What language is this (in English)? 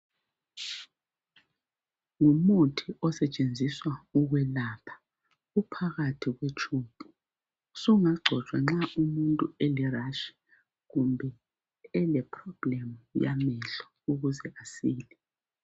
North Ndebele